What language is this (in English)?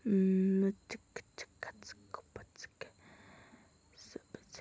Manipuri